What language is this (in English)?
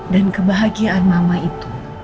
Indonesian